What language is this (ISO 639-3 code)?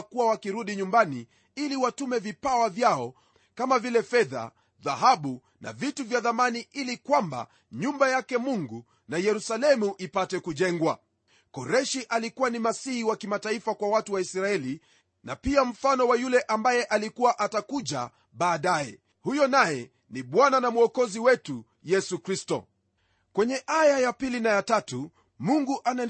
swa